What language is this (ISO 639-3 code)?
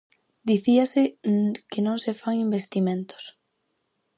glg